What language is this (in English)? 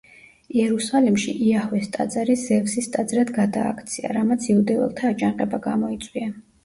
Georgian